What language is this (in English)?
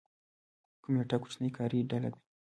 Pashto